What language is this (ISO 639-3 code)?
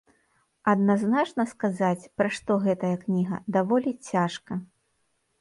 bel